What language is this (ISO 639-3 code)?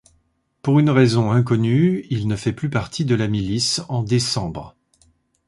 fra